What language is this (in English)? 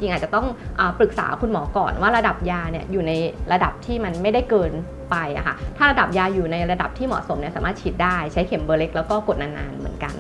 Thai